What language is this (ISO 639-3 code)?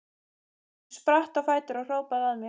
isl